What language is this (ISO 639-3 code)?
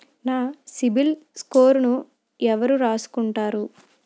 tel